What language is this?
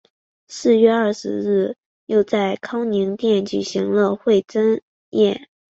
Chinese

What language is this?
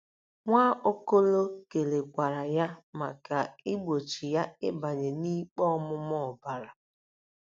Igbo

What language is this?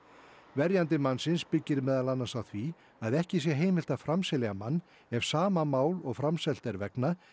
Icelandic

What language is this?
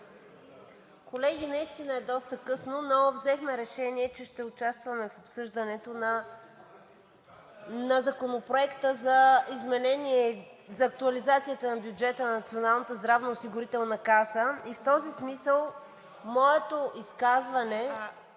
Bulgarian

